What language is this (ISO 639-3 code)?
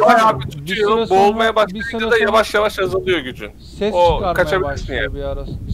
tur